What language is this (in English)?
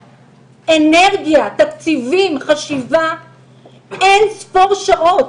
Hebrew